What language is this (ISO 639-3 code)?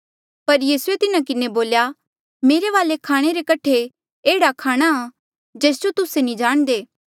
mjl